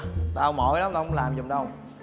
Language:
Vietnamese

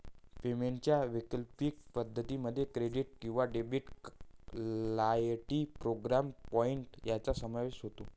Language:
Marathi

